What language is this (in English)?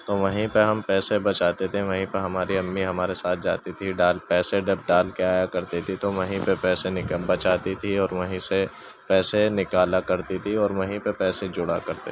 Urdu